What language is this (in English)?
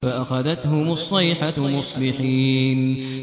Arabic